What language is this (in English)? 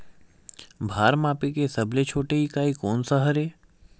Chhattisgarhi